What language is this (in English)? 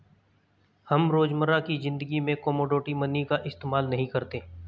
Hindi